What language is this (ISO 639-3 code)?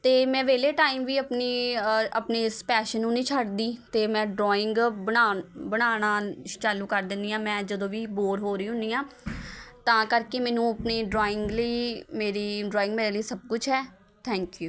pan